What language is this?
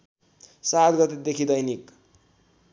Nepali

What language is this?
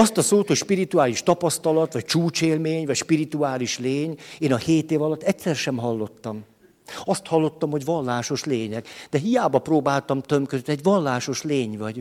Hungarian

